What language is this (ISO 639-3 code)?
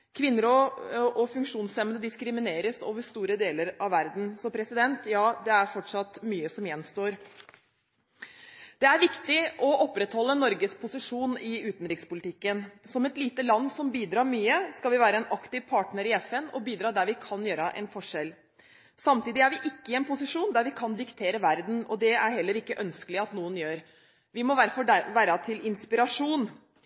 nob